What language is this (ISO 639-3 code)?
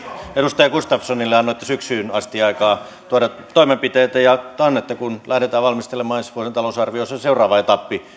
fin